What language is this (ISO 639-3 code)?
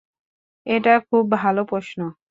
ben